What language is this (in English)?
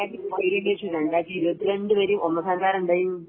Malayalam